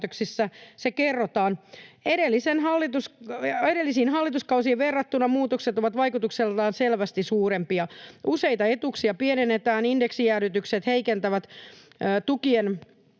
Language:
Finnish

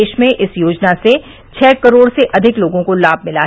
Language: Hindi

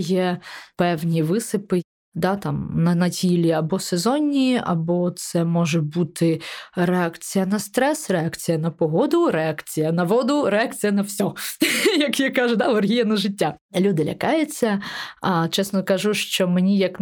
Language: Ukrainian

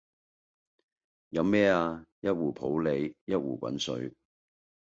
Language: Cantonese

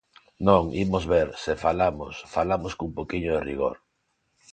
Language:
Galician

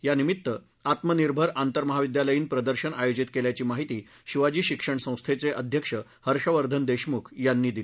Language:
Marathi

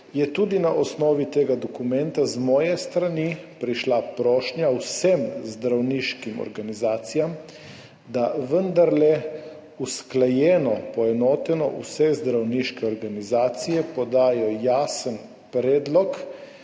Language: Slovenian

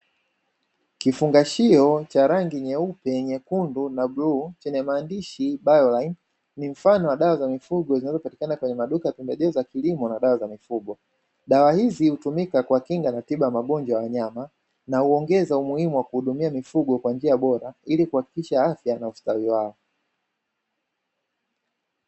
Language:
Swahili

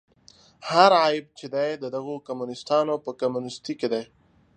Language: Pashto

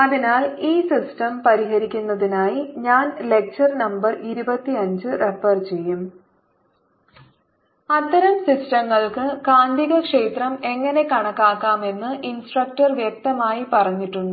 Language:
Malayalam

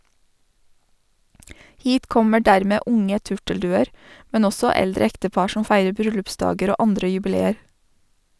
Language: Norwegian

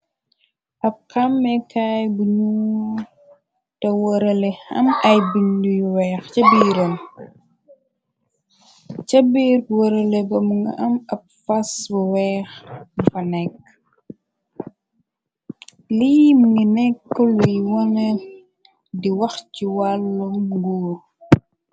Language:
Wolof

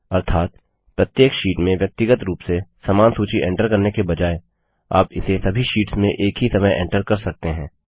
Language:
Hindi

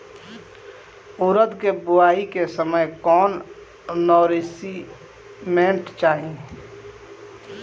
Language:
Bhojpuri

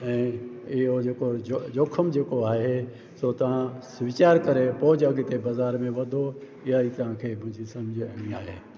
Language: Sindhi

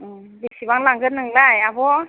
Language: Bodo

